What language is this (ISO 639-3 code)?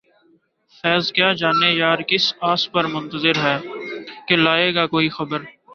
urd